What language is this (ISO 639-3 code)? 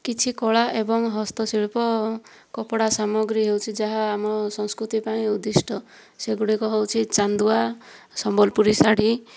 ori